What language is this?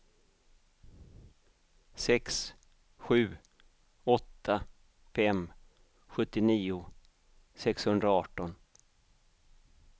Swedish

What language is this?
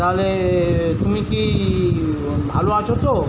Bangla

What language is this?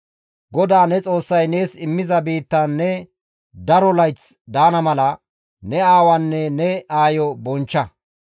Gamo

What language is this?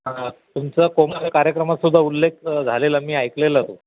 Marathi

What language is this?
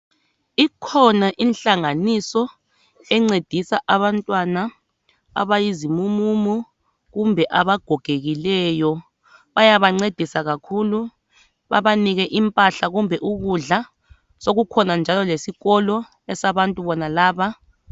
North Ndebele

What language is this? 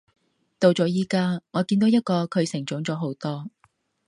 Cantonese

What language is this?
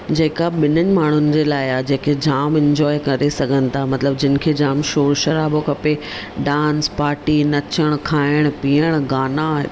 Sindhi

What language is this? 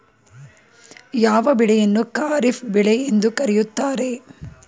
Kannada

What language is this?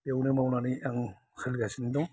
Bodo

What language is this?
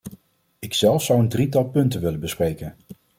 Dutch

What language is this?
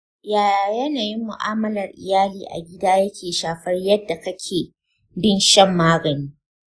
Hausa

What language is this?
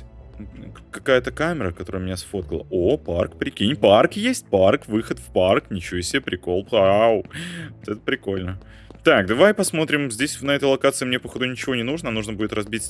Russian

